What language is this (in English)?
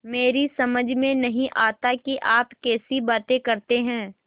Hindi